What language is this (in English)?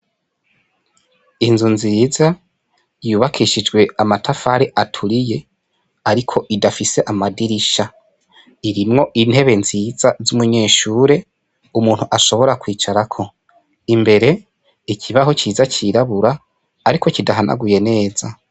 Rundi